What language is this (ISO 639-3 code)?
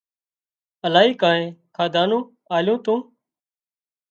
kxp